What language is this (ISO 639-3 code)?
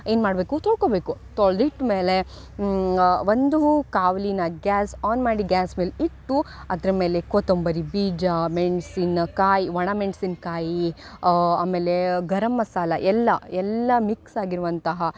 kan